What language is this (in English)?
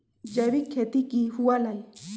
Magahi